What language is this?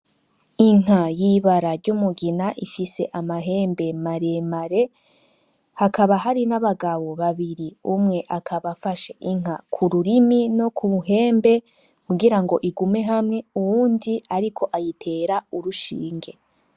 Rundi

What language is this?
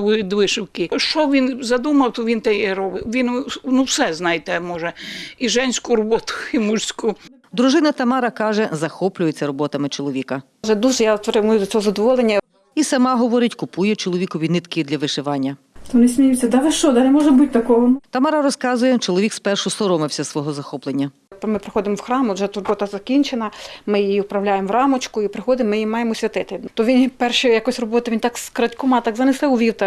Ukrainian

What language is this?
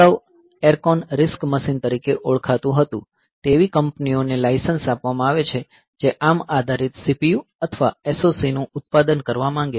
Gujarati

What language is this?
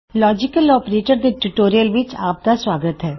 Punjabi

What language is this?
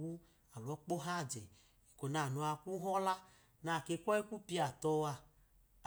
Idoma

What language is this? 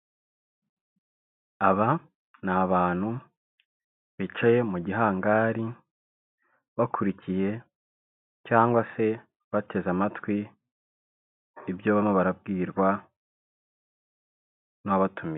Kinyarwanda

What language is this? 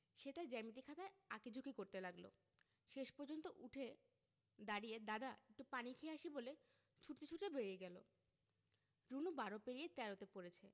Bangla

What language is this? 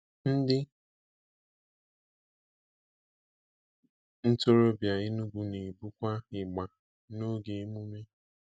Igbo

